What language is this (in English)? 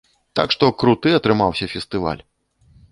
Belarusian